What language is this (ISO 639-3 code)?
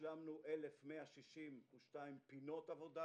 heb